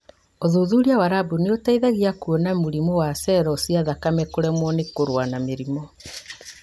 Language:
Kikuyu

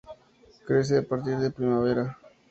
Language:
Spanish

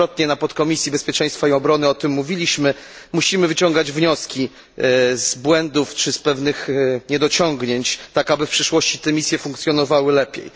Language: Polish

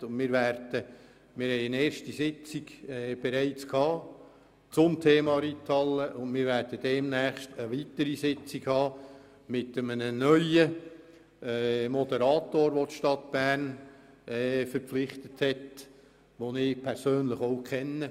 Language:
Swiss German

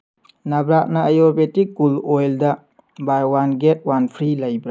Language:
Manipuri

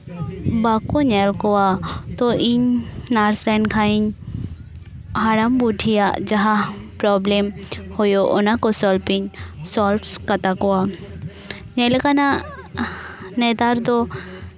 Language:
Santali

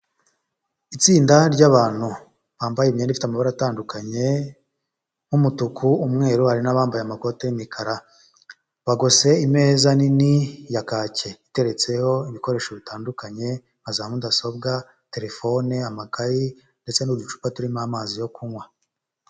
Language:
Kinyarwanda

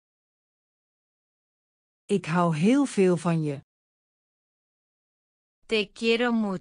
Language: Spanish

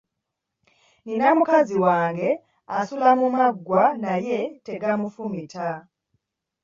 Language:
Ganda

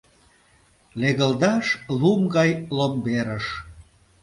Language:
Mari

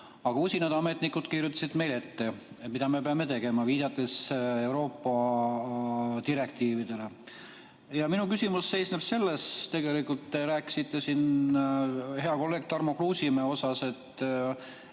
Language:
Estonian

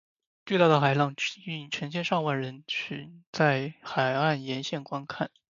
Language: Chinese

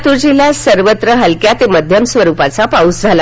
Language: Marathi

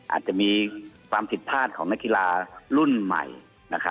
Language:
Thai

